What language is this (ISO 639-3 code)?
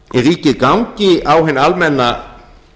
isl